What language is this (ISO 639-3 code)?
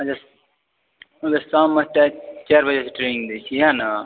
mai